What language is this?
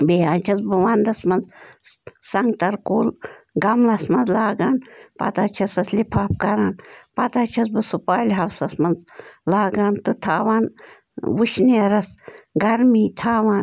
Kashmiri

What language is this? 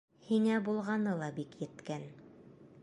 Bashkir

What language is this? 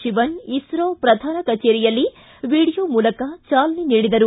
Kannada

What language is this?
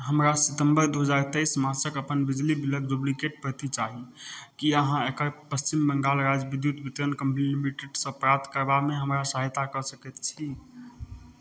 Maithili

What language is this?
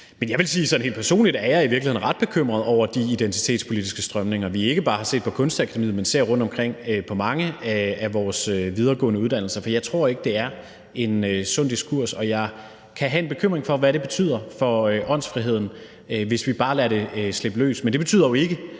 Danish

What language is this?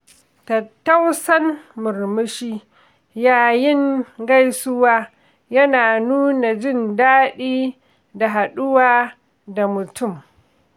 Hausa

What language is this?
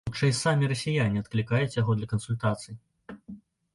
Belarusian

